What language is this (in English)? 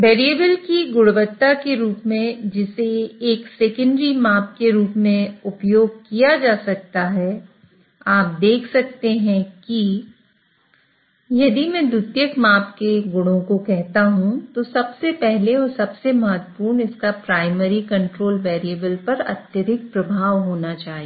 Hindi